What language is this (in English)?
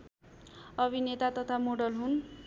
Nepali